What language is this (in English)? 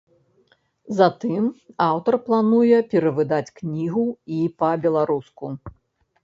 Belarusian